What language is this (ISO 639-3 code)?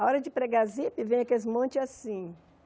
por